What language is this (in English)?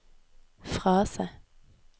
Norwegian